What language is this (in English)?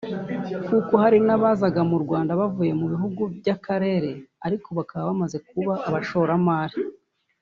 Kinyarwanda